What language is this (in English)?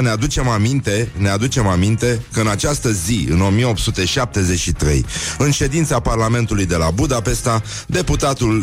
Romanian